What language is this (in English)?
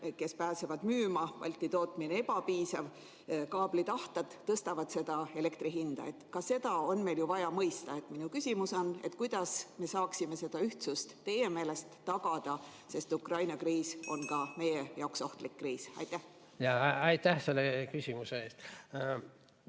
Estonian